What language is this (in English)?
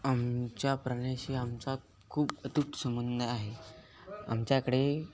Marathi